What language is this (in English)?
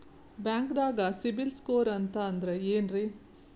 Kannada